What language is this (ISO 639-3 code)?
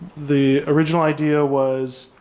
eng